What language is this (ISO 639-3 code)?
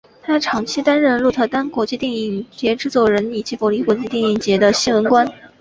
zho